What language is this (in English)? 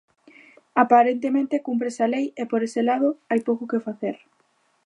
Galician